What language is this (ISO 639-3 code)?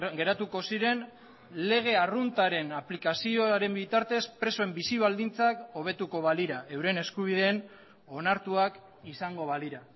eus